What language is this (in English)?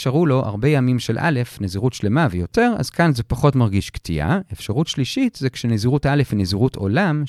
Hebrew